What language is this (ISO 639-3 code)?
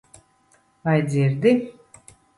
lav